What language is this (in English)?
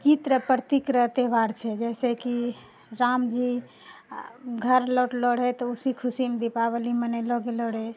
Maithili